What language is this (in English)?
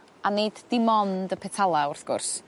Welsh